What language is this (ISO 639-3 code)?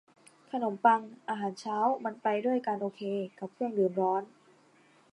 tha